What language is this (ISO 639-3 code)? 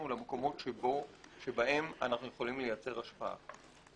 heb